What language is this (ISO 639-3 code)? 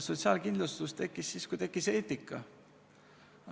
est